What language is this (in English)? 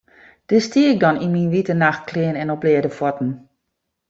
Western Frisian